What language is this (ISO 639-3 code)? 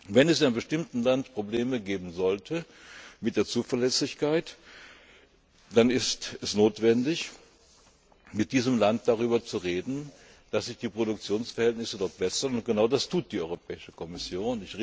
deu